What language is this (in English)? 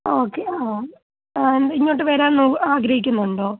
Malayalam